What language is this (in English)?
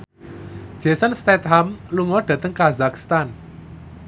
Javanese